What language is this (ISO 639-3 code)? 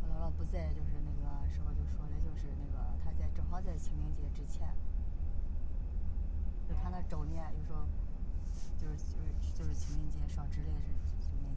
zho